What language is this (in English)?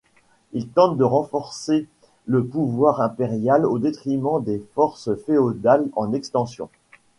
French